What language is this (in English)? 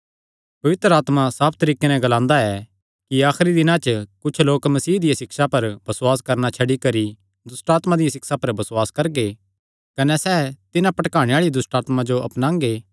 Kangri